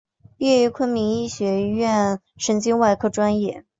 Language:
Chinese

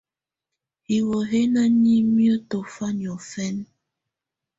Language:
Tunen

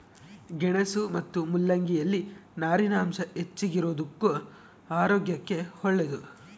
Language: Kannada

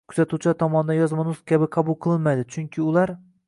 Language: Uzbek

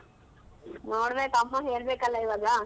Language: Kannada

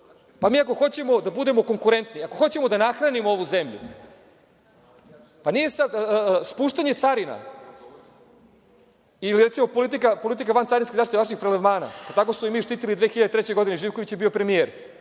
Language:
Serbian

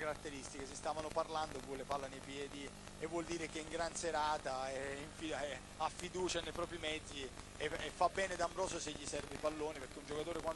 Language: Italian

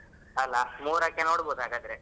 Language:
Kannada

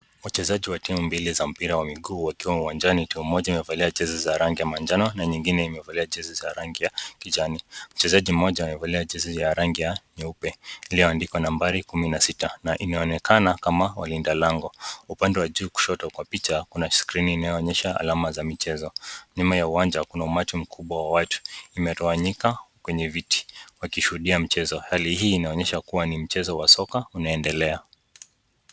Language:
Swahili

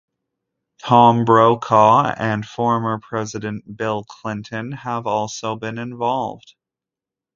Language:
English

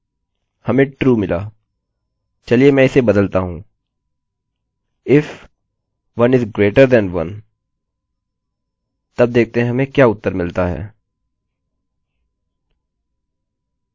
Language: Hindi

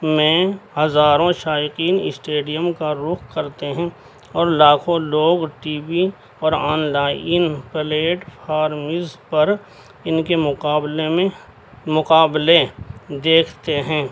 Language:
Urdu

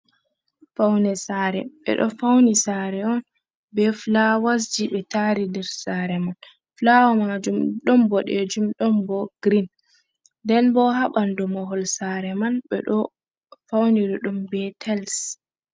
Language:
Fula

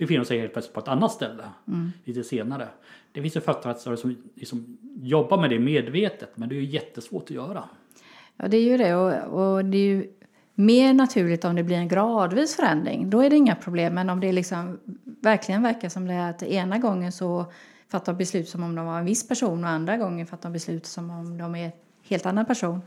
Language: Swedish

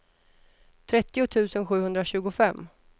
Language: Swedish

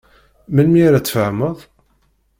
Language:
Kabyle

